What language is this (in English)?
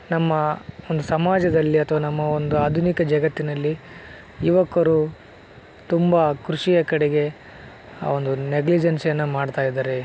Kannada